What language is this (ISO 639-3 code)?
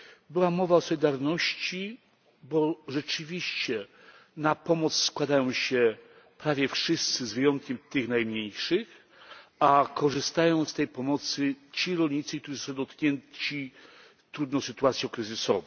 pol